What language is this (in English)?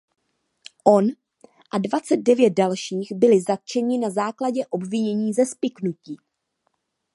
Czech